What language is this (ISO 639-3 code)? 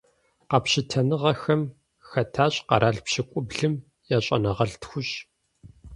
kbd